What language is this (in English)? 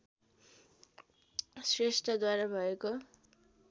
Nepali